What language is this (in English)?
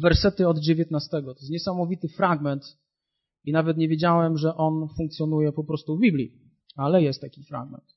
Polish